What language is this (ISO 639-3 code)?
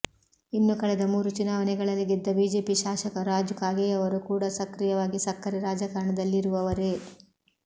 kan